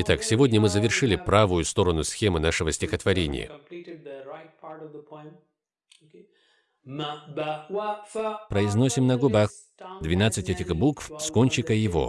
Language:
Russian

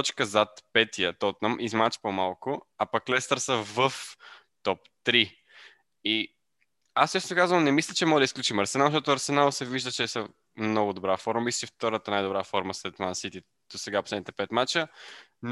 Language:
Bulgarian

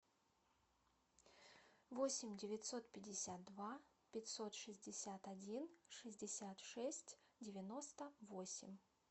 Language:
Russian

